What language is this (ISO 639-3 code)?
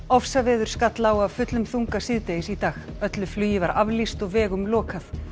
isl